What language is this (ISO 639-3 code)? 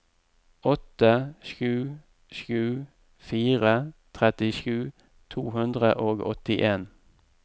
nor